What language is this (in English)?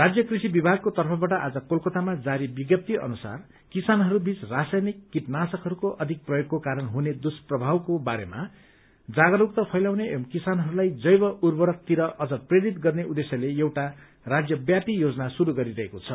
Nepali